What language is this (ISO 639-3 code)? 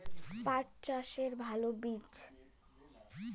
ben